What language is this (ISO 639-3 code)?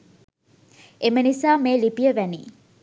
sin